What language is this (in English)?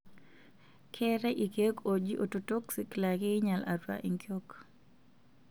Masai